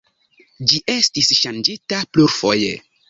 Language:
Esperanto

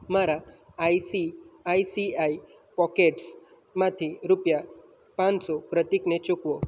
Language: Gujarati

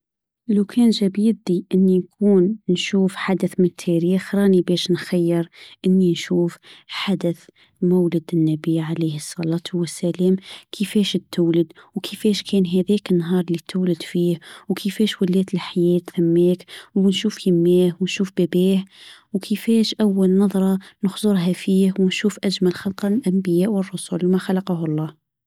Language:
Tunisian Arabic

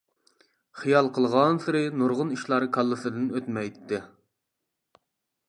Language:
Uyghur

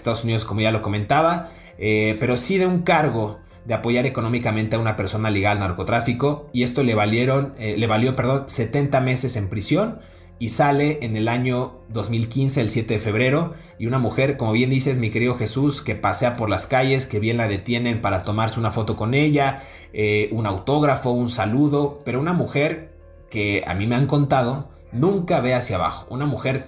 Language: Spanish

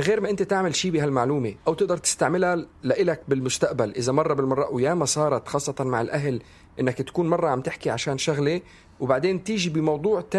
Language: Arabic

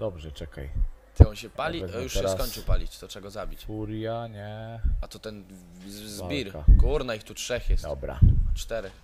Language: Polish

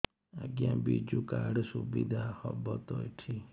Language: Odia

